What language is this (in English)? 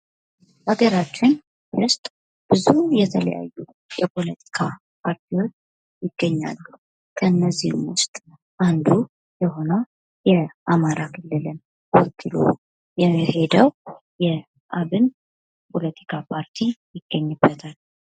Amharic